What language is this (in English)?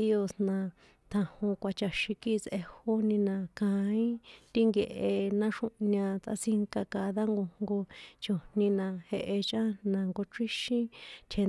San Juan Atzingo Popoloca